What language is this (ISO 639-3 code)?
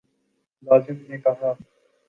urd